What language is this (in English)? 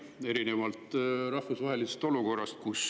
Estonian